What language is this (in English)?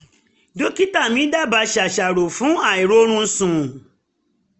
Yoruba